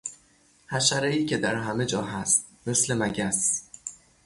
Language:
Persian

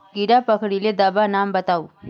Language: Magahi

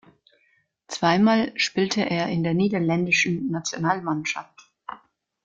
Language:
German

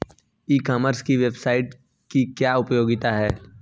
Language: Hindi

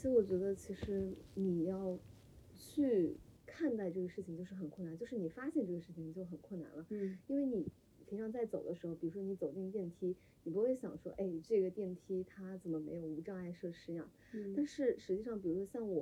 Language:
Chinese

